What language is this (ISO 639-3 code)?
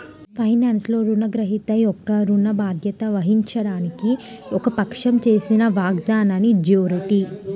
tel